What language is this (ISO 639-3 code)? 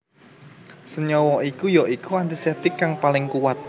jav